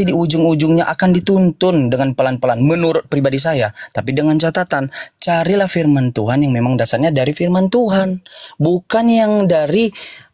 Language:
Indonesian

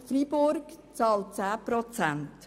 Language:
Swiss German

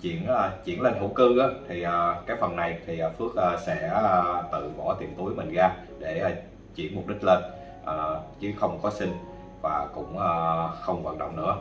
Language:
Vietnamese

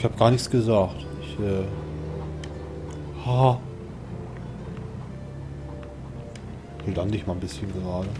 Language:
German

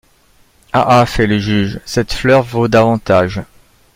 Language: French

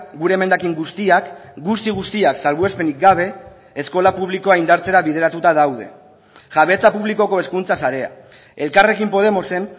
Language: Basque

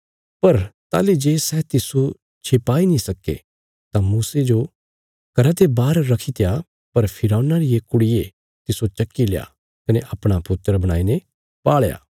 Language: Bilaspuri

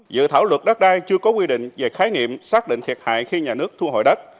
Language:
Vietnamese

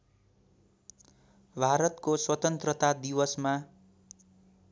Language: Nepali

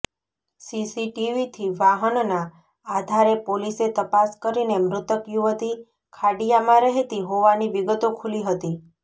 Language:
Gujarati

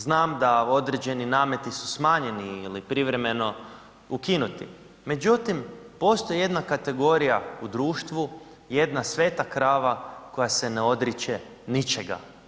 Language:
Croatian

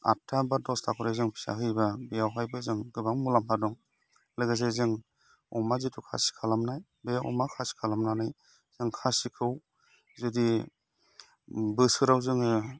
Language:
Bodo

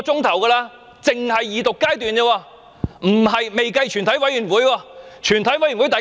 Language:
Cantonese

